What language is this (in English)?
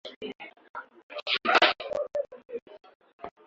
Swahili